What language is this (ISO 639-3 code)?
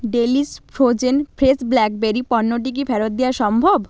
ben